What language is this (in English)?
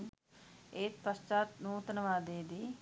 Sinhala